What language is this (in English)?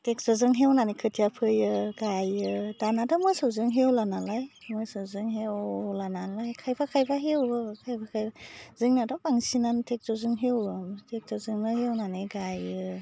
Bodo